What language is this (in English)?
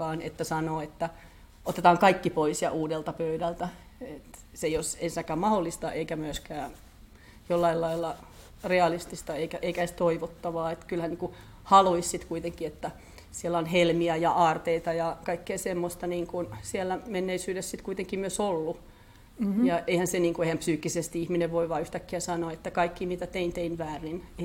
Finnish